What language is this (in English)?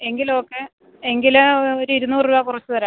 Malayalam